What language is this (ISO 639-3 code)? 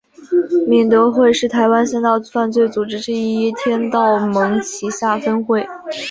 zho